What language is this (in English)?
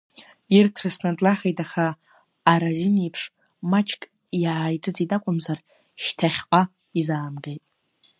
Abkhazian